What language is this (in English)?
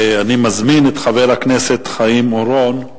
Hebrew